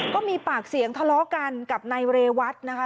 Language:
Thai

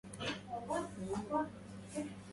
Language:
Arabic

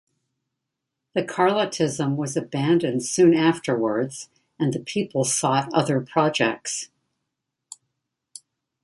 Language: English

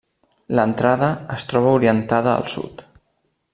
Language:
Catalan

